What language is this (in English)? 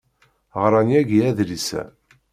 Kabyle